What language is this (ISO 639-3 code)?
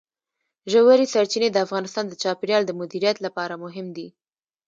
pus